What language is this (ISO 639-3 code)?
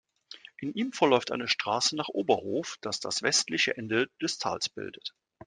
deu